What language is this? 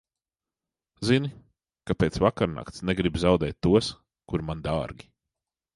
Latvian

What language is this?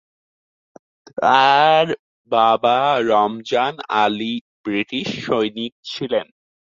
Bangla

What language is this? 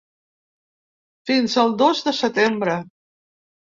Catalan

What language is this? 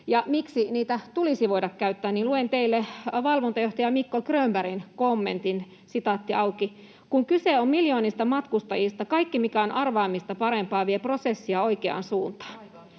Finnish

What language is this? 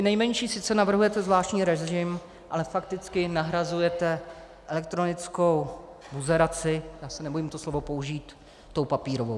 Czech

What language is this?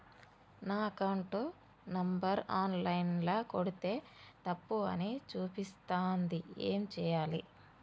Telugu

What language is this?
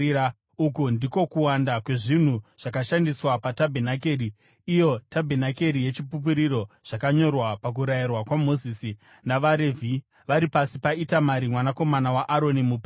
Shona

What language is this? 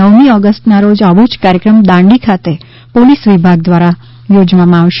Gujarati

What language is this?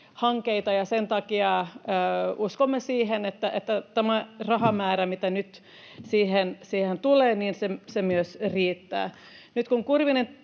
Finnish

